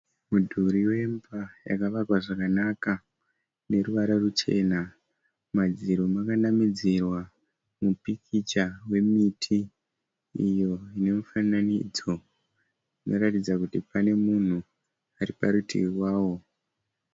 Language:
Shona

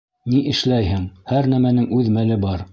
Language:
Bashkir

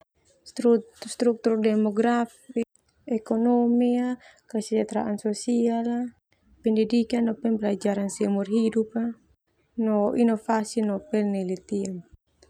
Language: Termanu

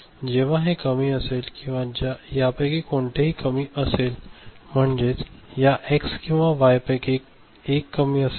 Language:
Marathi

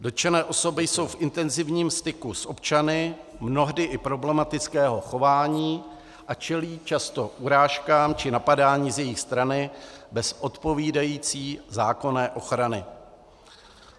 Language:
Czech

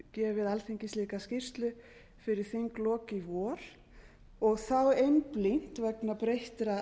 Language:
Icelandic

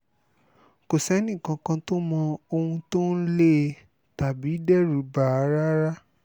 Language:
Yoruba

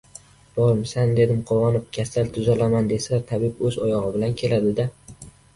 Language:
Uzbek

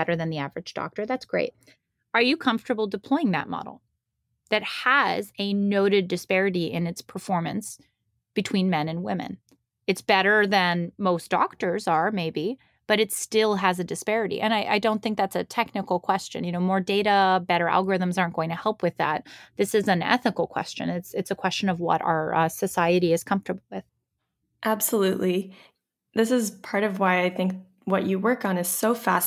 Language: English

